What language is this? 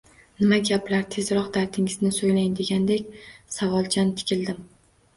Uzbek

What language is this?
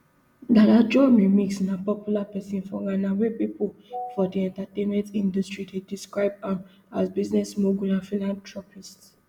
Nigerian Pidgin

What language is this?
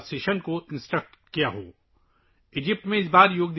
Urdu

